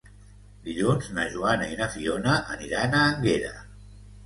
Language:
Catalan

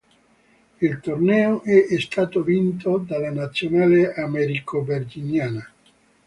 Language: Italian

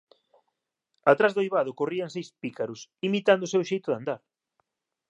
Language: Galician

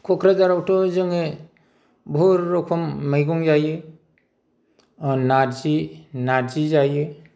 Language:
Bodo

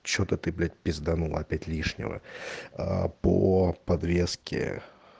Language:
Russian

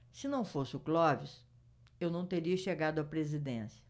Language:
Portuguese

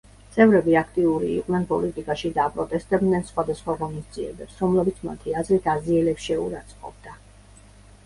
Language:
Georgian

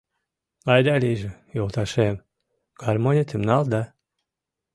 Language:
Mari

